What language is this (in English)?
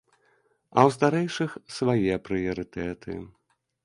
Belarusian